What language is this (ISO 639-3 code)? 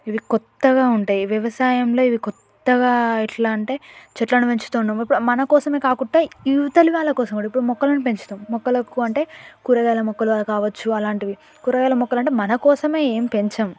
tel